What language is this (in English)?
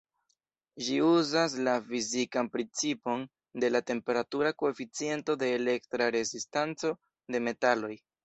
Esperanto